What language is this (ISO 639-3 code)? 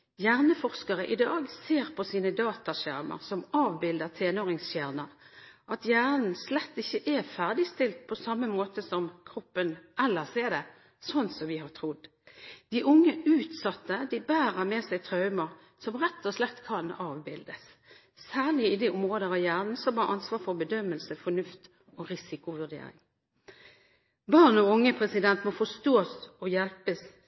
nob